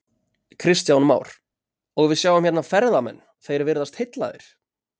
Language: Icelandic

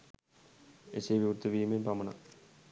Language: Sinhala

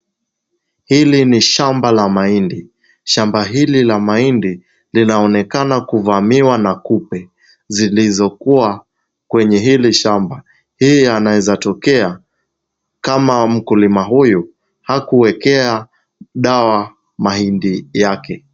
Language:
Swahili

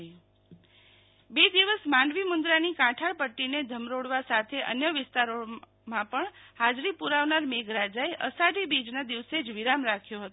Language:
Gujarati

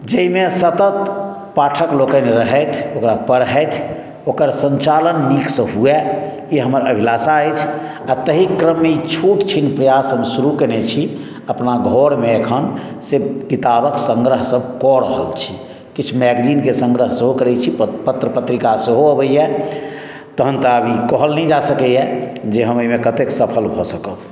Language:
Maithili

